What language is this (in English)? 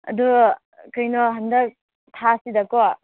Manipuri